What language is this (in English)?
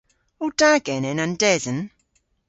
Cornish